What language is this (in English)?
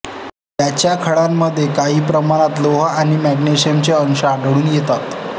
Marathi